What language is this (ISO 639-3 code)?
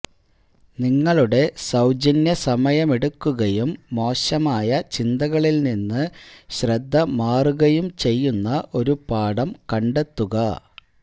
mal